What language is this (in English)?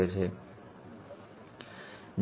Gujarati